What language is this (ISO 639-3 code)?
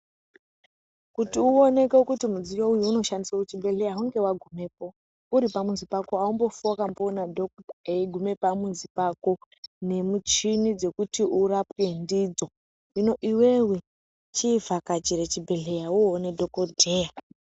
ndc